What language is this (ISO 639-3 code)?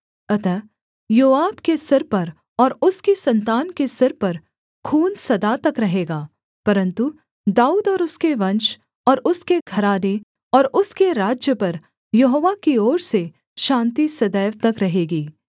hin